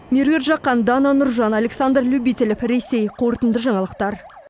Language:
Kazakh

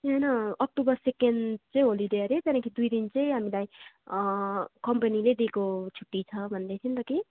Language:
Nepali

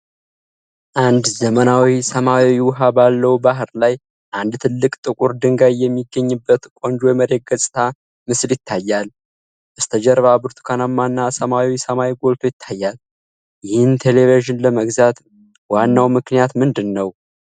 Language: Amharic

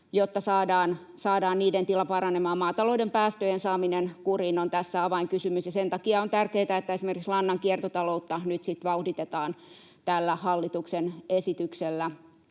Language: Finnish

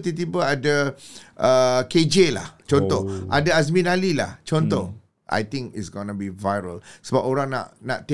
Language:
Malay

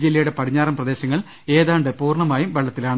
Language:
Malayalam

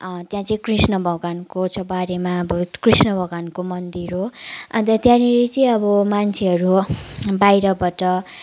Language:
Nepali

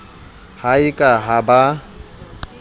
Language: Southern Sotho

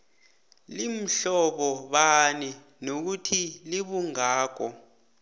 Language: South Ndebele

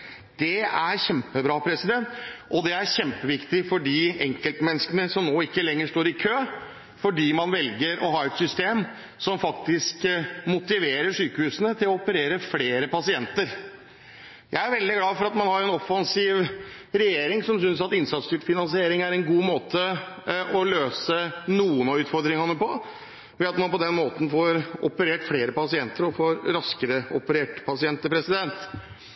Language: Norwegian Bokmål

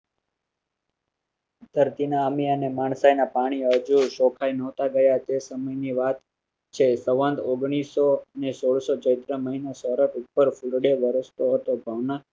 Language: Gujarati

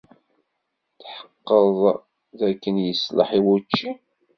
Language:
Kabyle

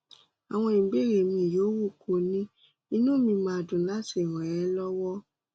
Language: Yoruba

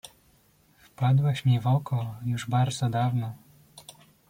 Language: Polish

